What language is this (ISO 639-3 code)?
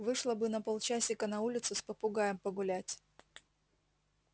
rus